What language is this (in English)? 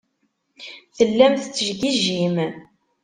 Kabyle